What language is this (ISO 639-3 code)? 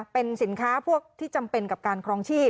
tha